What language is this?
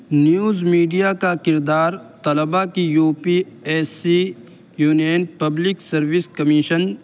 Urdu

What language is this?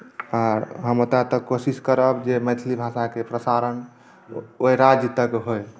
Maithili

